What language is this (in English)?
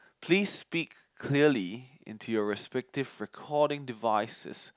English